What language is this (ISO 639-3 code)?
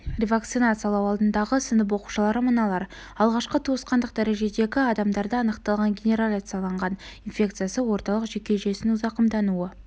kaz